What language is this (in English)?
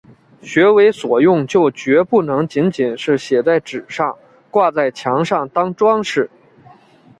Chinese